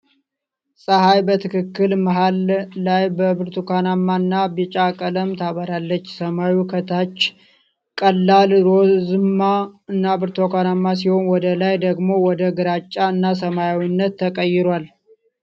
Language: Amharic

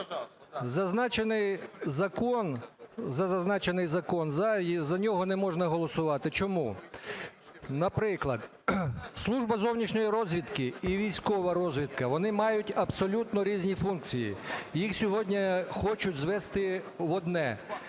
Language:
Ukrainian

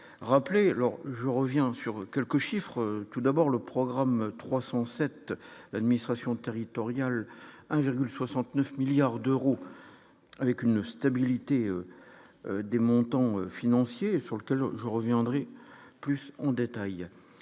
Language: French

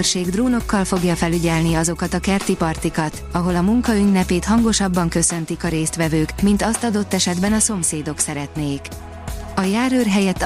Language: Hungarian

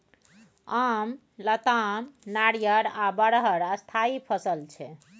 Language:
Maithili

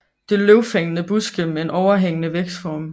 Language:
Danish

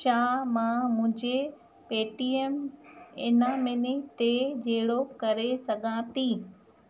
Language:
Sindhi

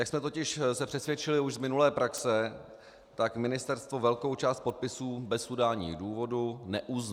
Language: Czech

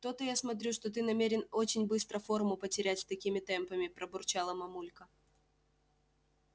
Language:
Russian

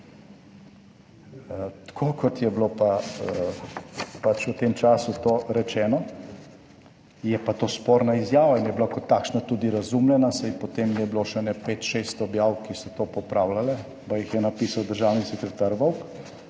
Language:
Slovenian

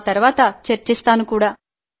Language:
Telugu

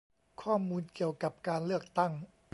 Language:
Thai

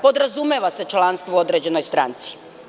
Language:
Serbian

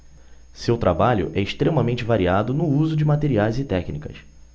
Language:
Portuguese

